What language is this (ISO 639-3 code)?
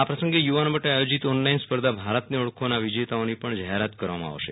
guj